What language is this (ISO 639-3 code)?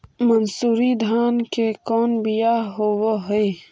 mag